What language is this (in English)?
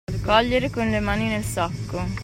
Italian